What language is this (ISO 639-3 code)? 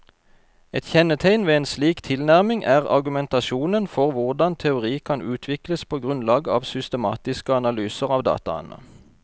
nor